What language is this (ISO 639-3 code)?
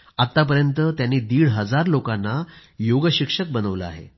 mar